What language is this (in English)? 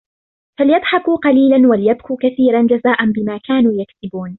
Arabic